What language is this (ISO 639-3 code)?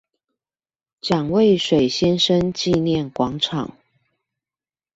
zho